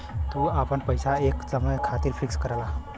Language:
Bhojpuri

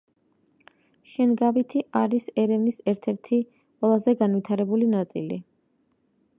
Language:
Georgian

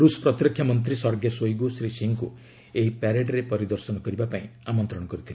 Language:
Odia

